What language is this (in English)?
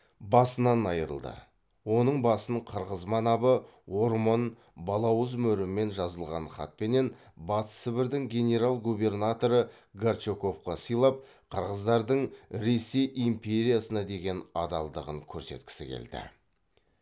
Kazakh